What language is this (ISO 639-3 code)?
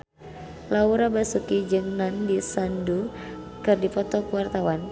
sun